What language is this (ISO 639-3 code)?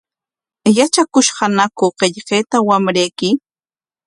qwa